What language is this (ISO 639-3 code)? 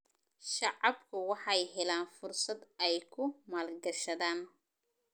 som